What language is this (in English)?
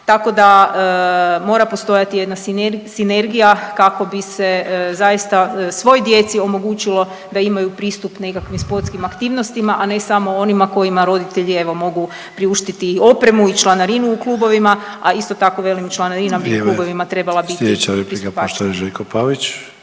Croatian